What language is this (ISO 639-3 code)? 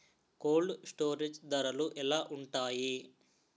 tel